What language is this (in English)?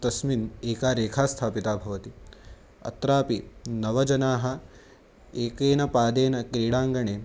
Sanskrit